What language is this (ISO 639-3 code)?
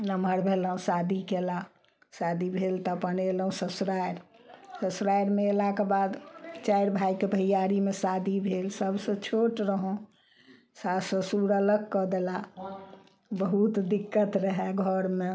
mai